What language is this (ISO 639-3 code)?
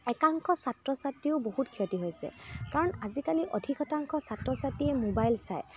asm